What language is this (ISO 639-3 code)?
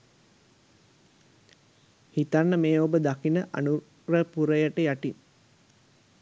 sin